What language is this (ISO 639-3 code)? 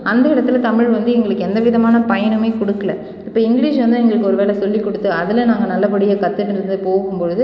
tam